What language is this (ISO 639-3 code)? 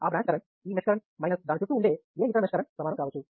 tel